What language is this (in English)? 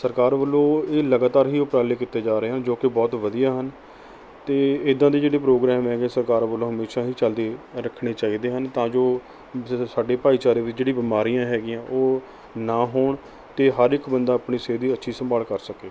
Punjabi